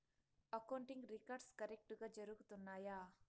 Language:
Telugu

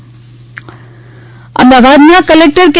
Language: Gujarati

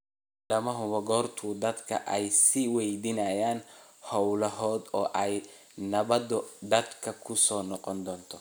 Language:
Somali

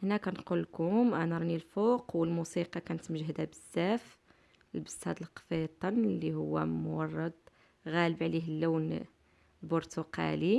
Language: Arabic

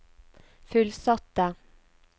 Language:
Norwegian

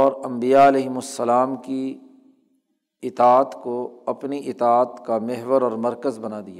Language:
Urdu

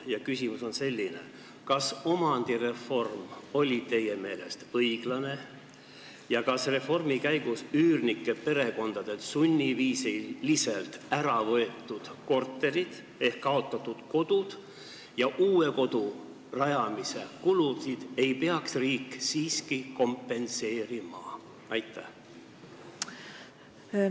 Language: Estonian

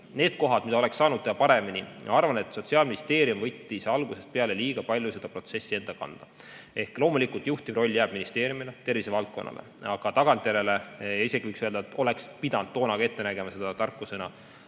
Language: Estonian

